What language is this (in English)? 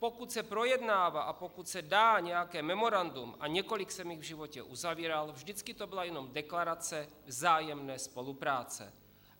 Czech